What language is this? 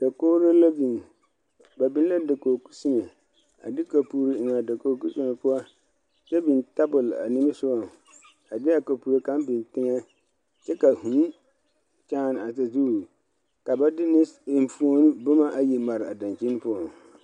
Southern Dagaare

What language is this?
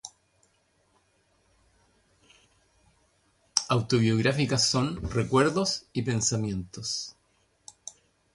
Spanish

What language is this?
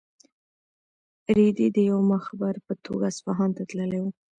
Pashto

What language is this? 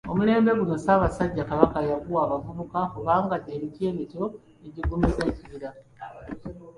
Ganda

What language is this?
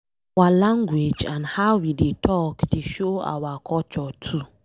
Nigerian Pidgin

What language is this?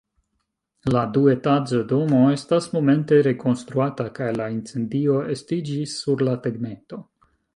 Esperanto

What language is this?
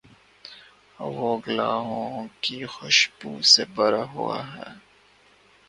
Urdu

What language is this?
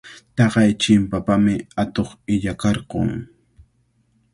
Cajatambo North Lima Quechua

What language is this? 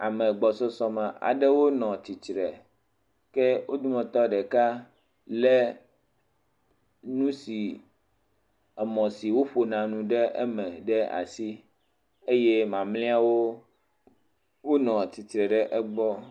Ewe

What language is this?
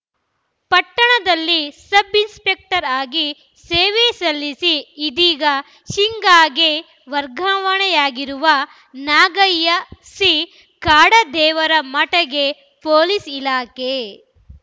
Kannada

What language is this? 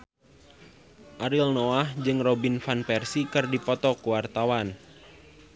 Sundanese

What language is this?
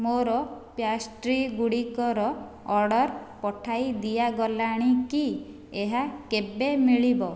Odia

